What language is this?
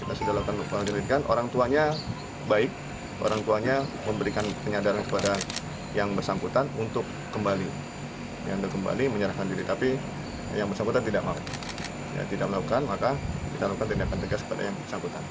Indonesian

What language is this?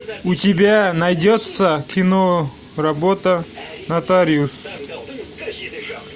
Russian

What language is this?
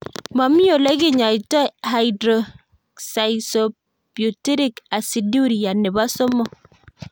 Kalenjin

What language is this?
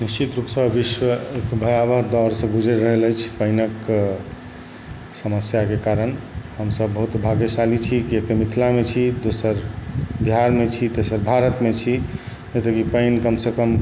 Maithili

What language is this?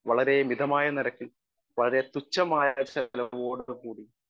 Malayalam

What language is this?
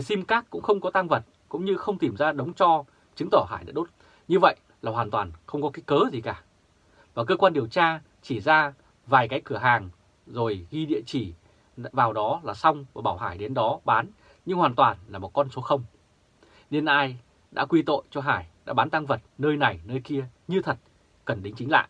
Vietnamese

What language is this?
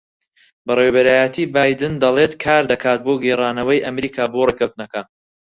Central Kurdish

